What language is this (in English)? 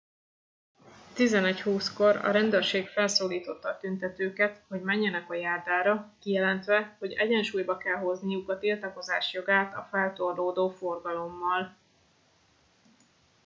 Hungarian